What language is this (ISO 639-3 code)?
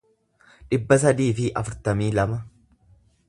orm